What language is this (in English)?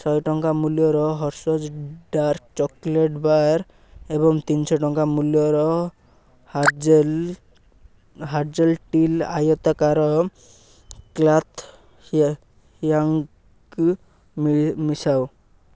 Odia